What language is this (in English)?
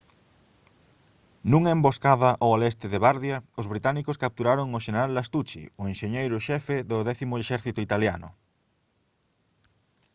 Galician